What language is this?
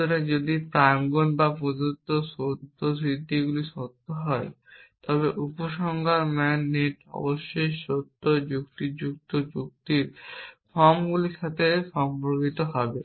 Bangla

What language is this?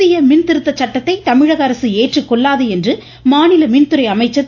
Tamil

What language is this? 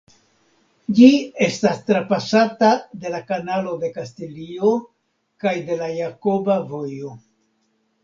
Esperanto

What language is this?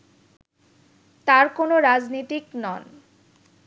Bangla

